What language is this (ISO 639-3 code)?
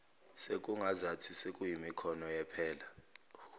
zul